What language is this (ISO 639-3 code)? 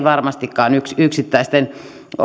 fin